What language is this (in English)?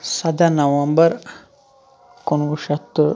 Kashmiri